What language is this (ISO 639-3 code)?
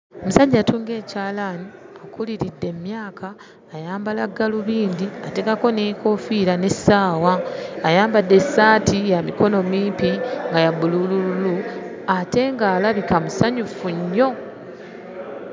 lug